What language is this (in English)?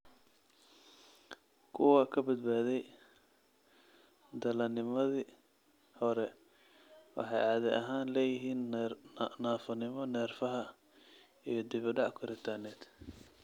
Somali